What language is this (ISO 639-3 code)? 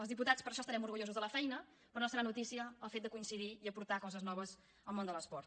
cat